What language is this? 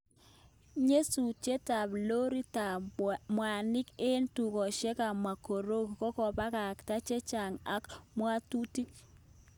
Kalenjin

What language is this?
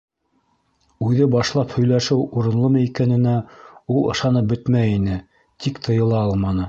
Bashkir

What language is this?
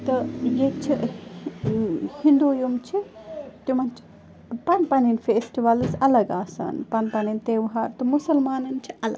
Kashmiri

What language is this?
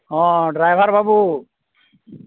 Santali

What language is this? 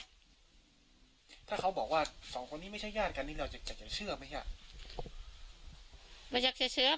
Thai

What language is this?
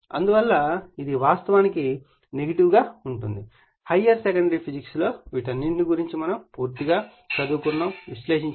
Telugu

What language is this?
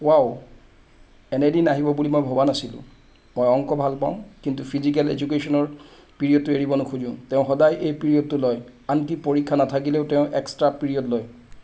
Assamese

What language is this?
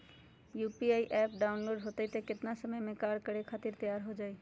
Magahi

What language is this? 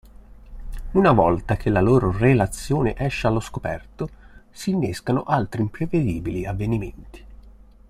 Italian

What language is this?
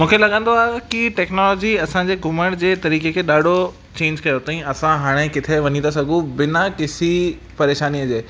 Sindhi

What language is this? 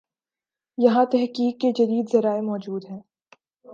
Urdu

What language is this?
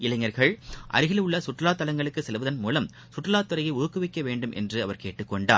Tamil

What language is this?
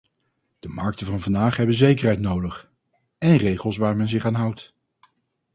Dutch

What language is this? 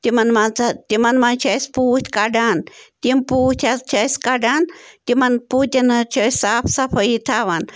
Kashmiri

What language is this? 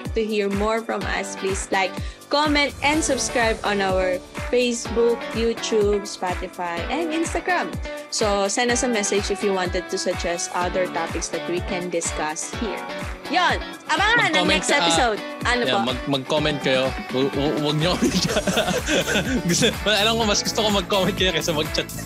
Filipino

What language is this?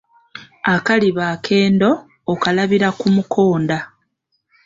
Ganda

